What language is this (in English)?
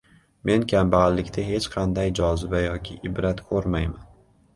Uzbek